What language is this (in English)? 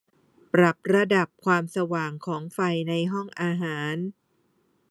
Thai